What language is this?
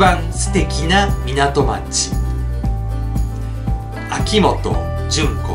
Japanese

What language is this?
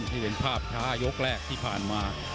Thai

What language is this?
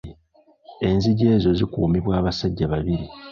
Ganda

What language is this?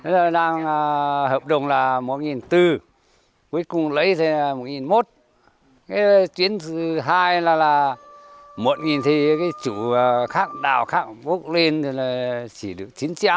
Vietnamese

